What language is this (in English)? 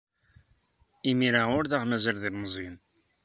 Kabyle